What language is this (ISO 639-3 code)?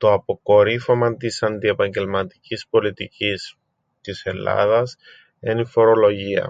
ell